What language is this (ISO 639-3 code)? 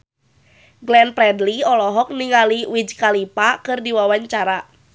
sun